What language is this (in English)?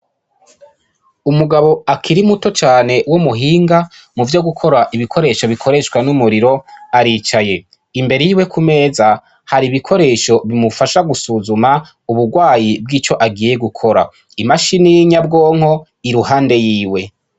Rundi